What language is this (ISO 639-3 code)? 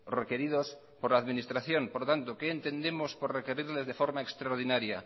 spa